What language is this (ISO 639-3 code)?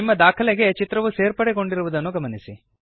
kan